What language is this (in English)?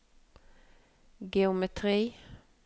Norwegian